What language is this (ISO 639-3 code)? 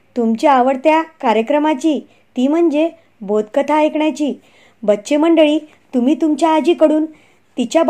mar